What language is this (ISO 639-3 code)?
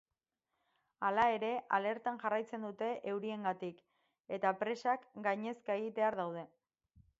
eus